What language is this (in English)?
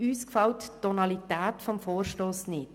Swiss German